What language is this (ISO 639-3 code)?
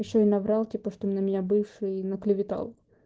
rus